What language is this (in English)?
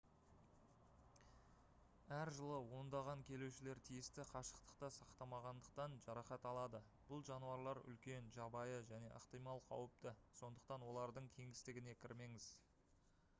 Kazakh